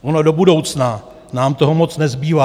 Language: Czech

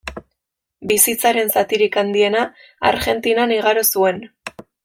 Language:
Basque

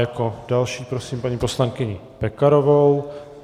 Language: Czech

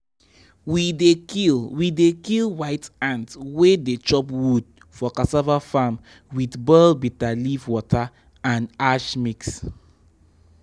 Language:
Nigerian Pidgin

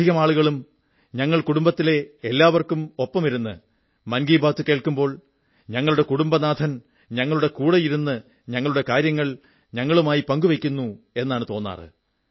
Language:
Malayalam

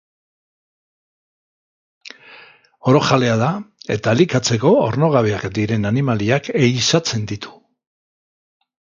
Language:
Basque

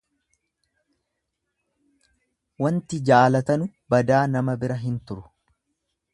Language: Oromo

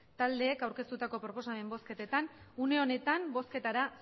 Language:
Basque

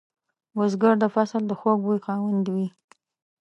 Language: Pashto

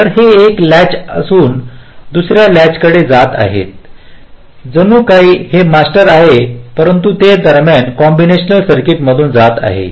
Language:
Marathi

